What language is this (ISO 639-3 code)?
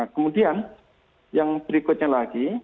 ind